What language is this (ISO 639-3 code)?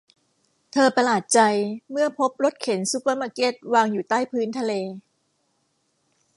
tha